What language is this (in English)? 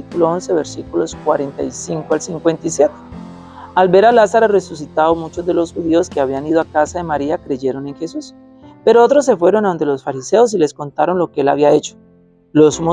Spanish